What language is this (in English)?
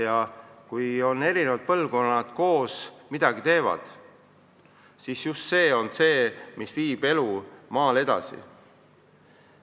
Estonian